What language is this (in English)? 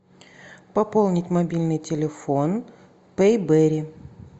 Russian